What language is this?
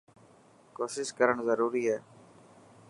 Dhatki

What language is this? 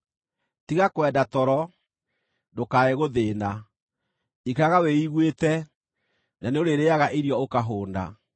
Kikuyu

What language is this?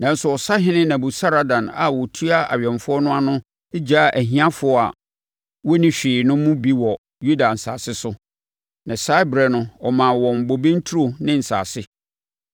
Akan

